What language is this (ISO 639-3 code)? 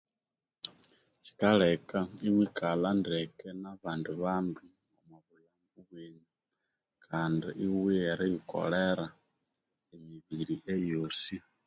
koo